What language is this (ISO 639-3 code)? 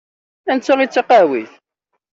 kab